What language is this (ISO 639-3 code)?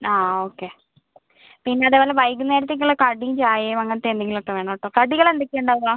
mal